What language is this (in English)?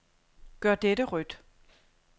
Danish